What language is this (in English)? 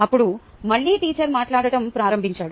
Telugu